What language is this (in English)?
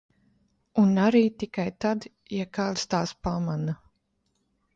Latvian